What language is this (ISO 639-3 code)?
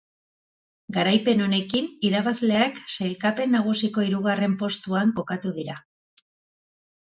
eus